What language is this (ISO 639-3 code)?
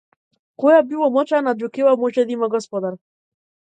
mkd